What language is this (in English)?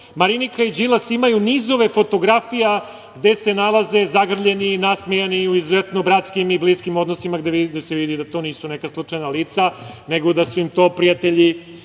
Serbian